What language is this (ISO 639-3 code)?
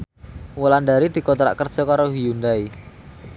jav